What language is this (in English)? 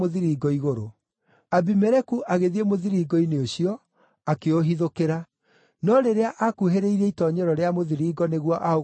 Kikuyu